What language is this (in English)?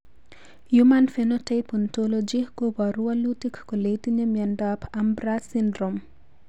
Kalenjin